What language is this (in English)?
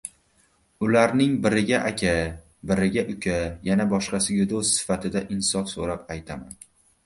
Uzbek